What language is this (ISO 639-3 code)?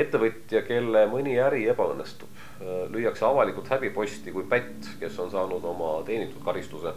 fin